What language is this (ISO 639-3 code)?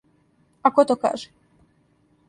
srp